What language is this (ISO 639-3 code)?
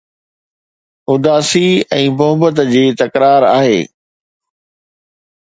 snd